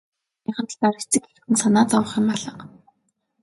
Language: Mongolian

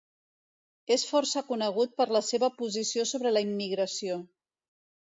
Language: Catalan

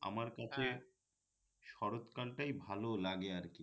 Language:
Bangla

